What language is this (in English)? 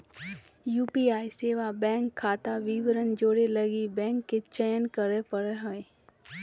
Magahi